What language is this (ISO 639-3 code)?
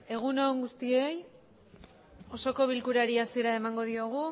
eus